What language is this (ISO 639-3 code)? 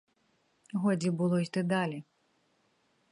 ukr